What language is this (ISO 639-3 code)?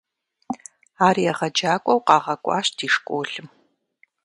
kbd